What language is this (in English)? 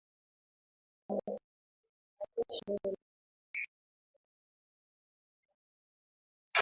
Swahili